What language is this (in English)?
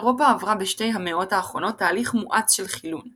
Hebrew